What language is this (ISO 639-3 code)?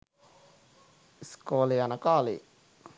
sin